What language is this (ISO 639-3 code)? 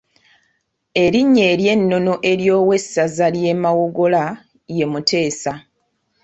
lug